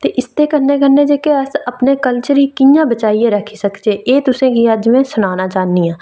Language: Dogri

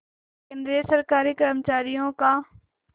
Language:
Hindi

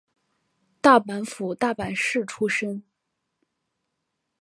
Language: Chinese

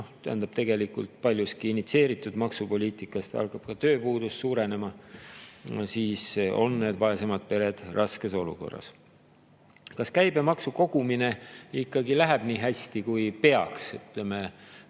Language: Estonian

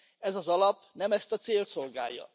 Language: Hungarian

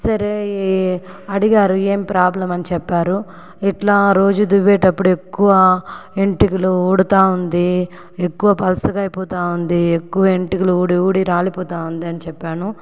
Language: Telugu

